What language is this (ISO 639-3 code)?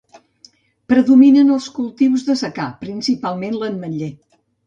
cat